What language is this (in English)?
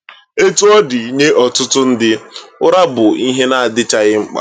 Igbo